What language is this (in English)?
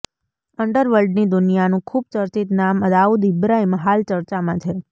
Gujarati